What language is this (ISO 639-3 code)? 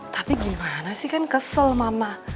ind